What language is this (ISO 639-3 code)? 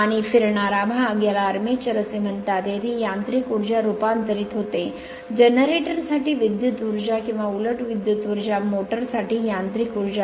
mar